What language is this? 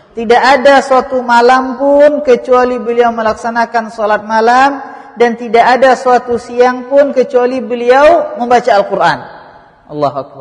Malay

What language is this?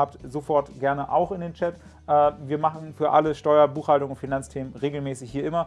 German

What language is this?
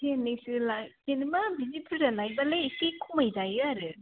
Bodo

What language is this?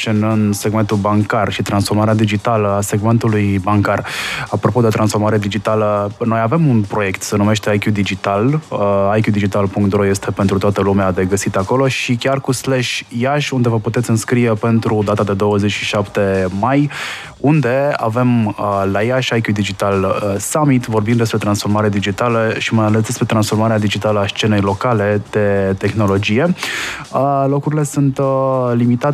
Romanian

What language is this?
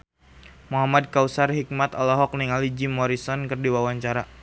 Sundanese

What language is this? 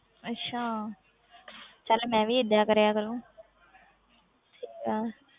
Punjabi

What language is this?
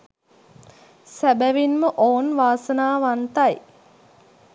Sinhala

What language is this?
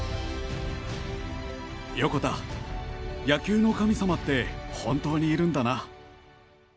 Japanese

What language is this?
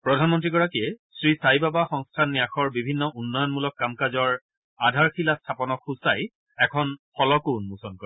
Assamese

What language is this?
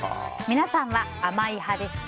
Japanese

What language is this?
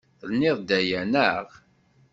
Kabyle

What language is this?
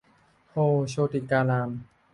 Thai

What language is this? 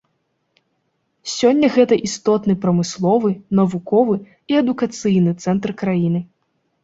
Belarusian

